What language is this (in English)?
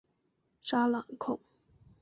Chinese